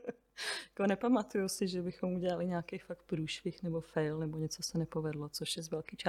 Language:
Czech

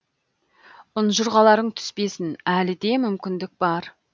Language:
Kazakh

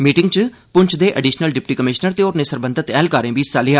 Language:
Dogri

